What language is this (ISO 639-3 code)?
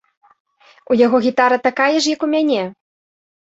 bel